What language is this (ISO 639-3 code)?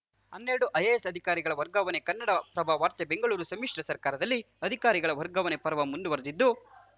kan